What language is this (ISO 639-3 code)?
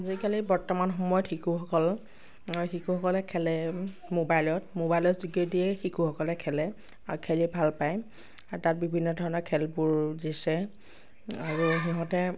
asm